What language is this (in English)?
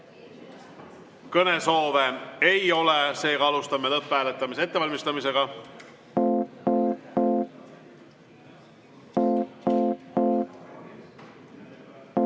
Estonian